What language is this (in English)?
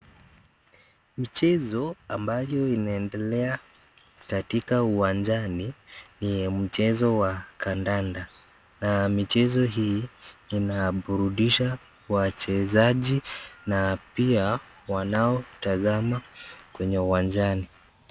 Swahili